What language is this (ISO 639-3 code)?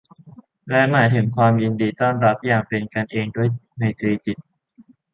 tha